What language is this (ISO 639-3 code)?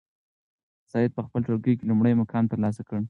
pus